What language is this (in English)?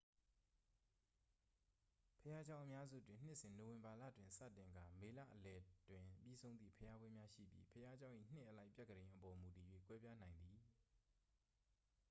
Burmese